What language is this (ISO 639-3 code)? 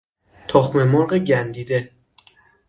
fas